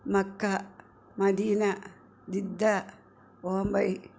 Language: Malayalam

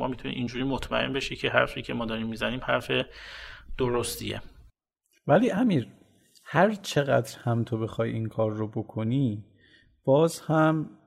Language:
Persian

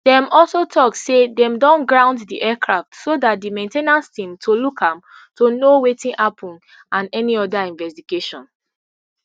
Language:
Nigerian Pidgin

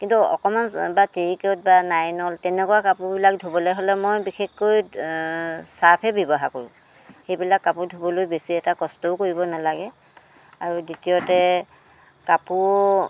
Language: Assamese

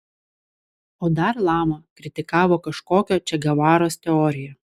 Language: Lithuanian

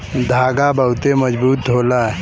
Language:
Bhojpuri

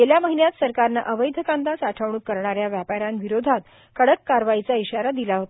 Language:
Marathi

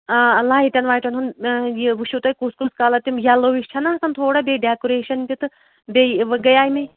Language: Kashmiri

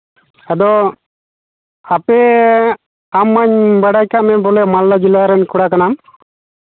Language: Santali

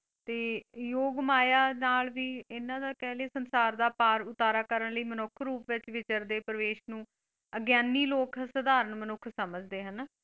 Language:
Punjabi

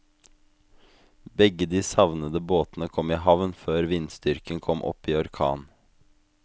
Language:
Norwegian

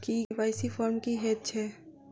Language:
Maithili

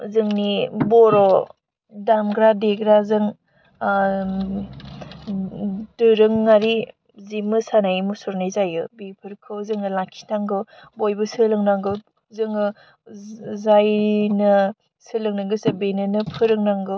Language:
Bodo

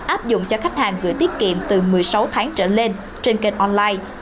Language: Vietnamese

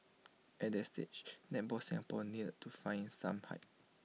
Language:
English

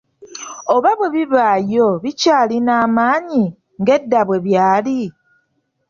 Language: Ganda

